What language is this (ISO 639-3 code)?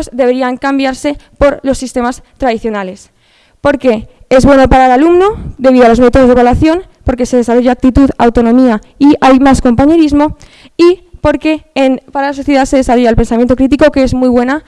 spa